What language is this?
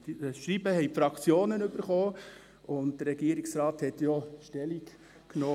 Swiss German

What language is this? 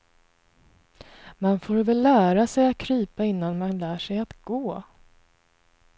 Swedish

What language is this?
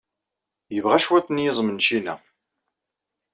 Kabyle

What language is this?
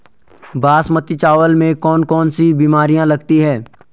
Hindi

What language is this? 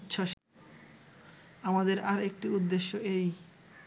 Bangla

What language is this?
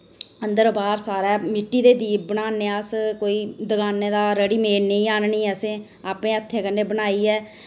Dogri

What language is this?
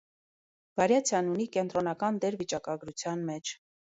Armenian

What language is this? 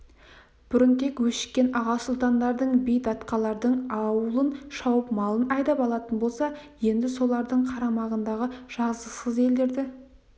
Kazakh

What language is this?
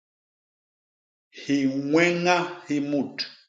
Basaa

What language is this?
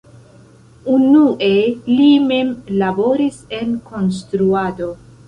Esperanto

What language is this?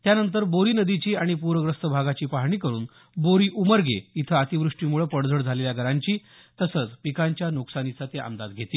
Marathi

